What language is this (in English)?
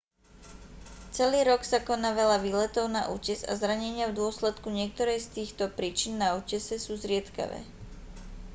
Slovak